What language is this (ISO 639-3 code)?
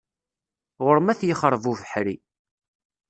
kab